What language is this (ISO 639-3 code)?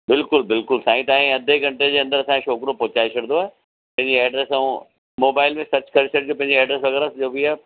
snd